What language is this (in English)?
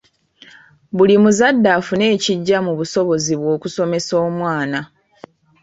Ganda